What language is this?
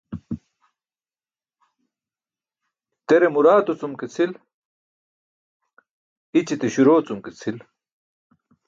Burushaski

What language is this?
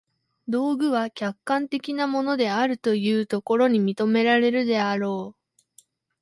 Japanese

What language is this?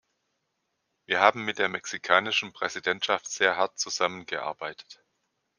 German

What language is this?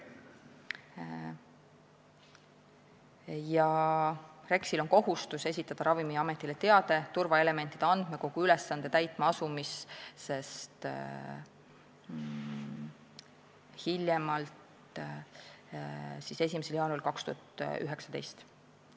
Estonian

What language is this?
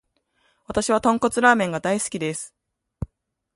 Japanese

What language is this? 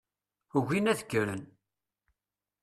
Kabyle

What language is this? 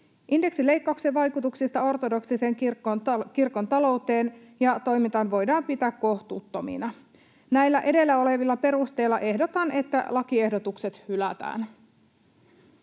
Finnish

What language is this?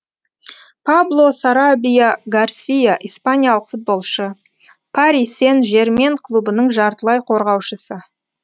Kazakh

